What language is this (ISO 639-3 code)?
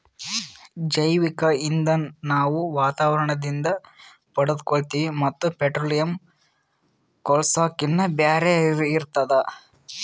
kan